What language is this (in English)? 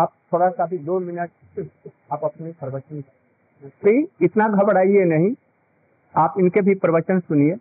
Hindi